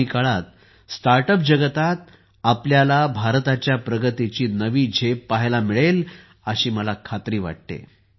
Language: Marathi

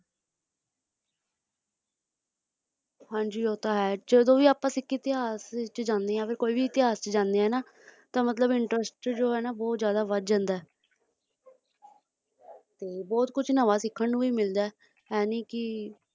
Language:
Punjabi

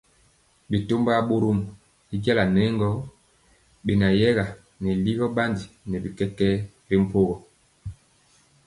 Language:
Mpiemo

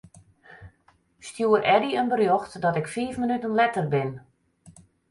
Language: Western Frisian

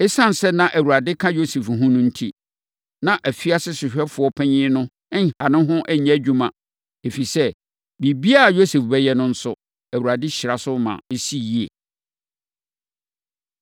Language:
Akan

